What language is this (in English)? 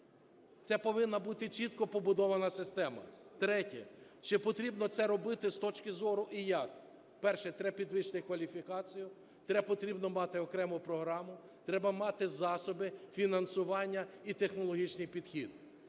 Ukrainian